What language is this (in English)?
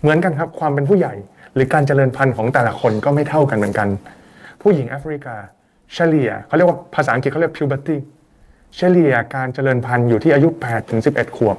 Thai